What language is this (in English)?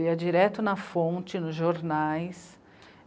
Portuguese